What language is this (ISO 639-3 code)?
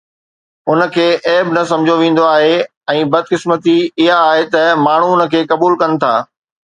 snd